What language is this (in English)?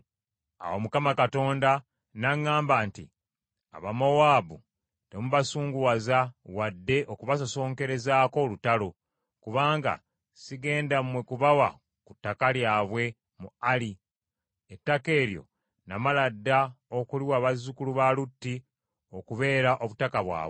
Ganda